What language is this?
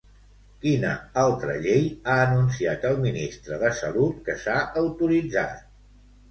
Catalan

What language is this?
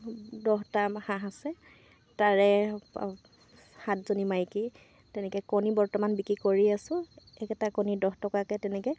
Assamese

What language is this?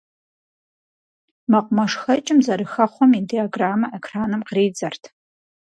Kabardian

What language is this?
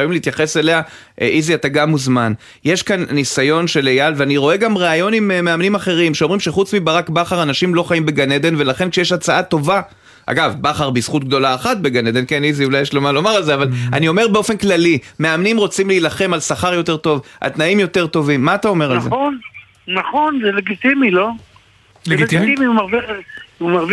Hebrew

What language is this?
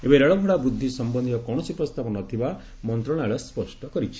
Odia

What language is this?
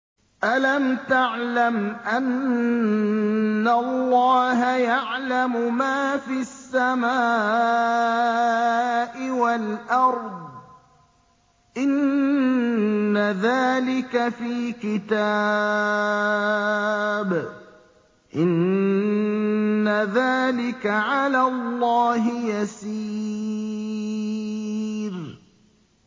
Arabic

